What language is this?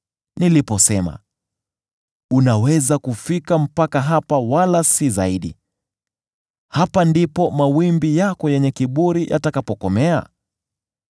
Swahili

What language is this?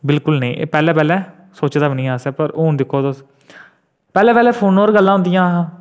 Dogri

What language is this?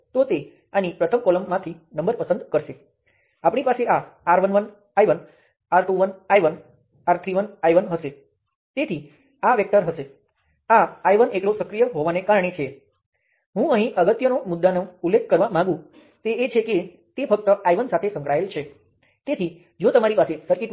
Gujarati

